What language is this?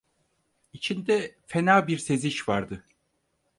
Turkish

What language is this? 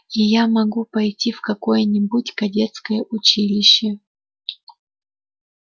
Russian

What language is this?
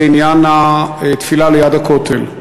Hebrew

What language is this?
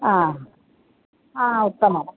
Sanskrit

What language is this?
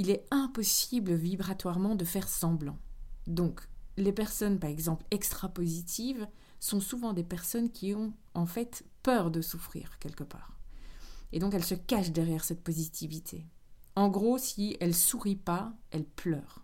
French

